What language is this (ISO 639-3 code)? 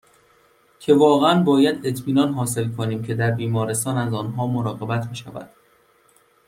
fas